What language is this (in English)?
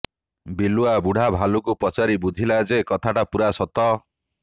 Odia